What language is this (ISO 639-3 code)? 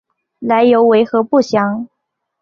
zho